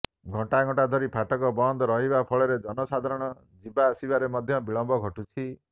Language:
Odia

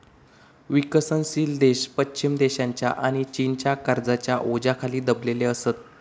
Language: Marathi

